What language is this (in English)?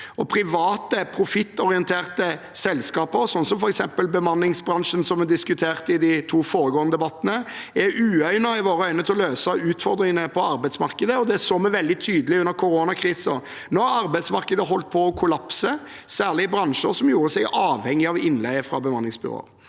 Norwegian